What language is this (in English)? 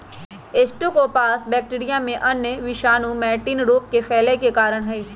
Magahi